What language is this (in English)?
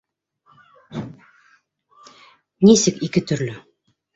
Bashkir